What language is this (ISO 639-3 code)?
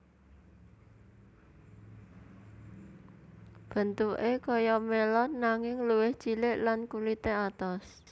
jav